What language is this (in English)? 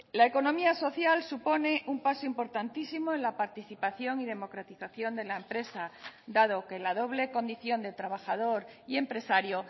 Spanish